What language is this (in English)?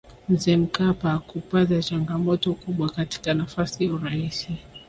Swahili